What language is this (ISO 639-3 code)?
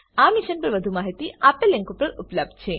guj